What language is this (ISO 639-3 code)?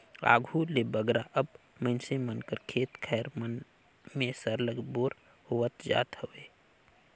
hne